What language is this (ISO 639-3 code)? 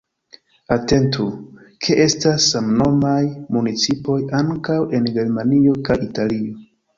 epo